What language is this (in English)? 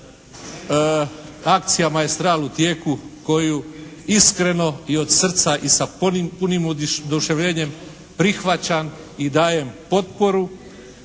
Croatian